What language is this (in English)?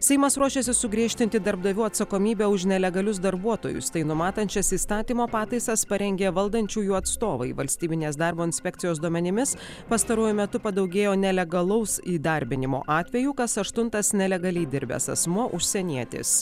Lithuanian